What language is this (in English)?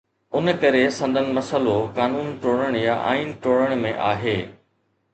Sindhi